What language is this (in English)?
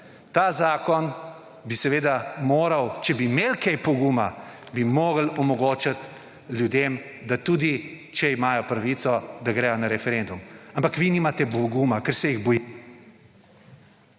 Slovenian